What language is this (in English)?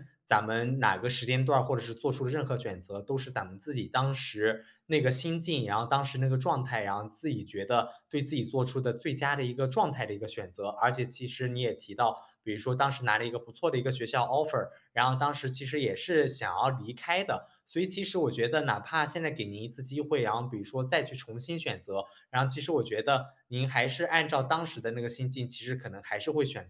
Chinese